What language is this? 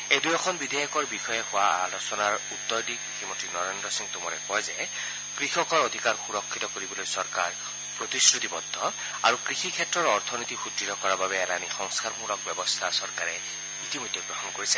Assamese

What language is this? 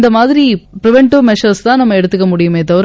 Tamil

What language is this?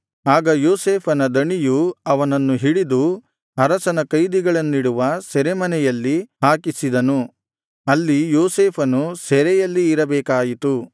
Kannada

